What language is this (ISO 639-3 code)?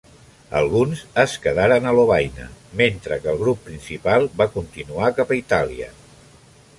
cat